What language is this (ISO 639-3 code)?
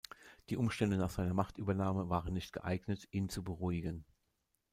deu